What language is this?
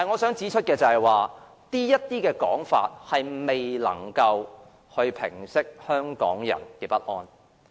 Cantonese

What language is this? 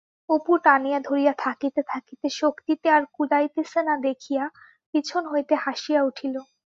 Bangla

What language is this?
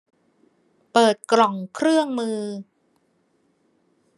Thai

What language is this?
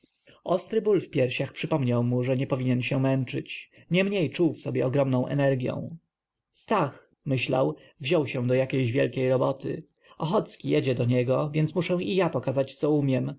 Polish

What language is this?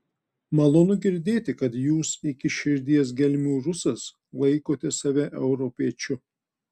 Lithuanian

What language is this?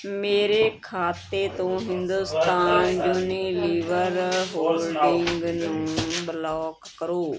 Punjabi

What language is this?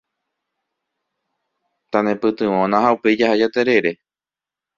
Guarani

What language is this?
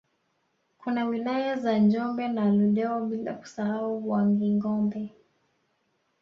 Swahili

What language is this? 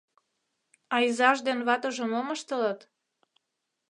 Mari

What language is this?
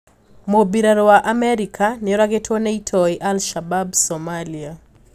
Kikuyu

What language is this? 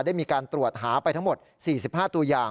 Thai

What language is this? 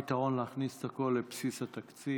Hebrew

